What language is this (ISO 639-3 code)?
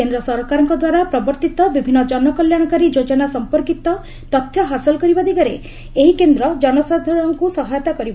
ori